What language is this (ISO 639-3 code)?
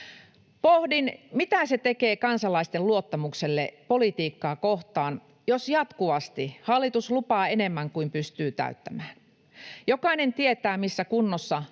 fin